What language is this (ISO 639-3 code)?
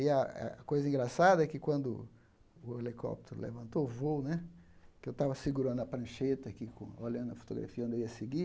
por